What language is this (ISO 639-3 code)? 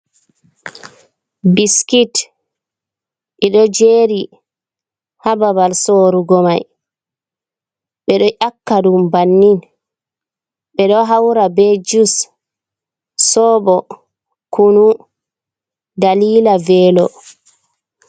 ful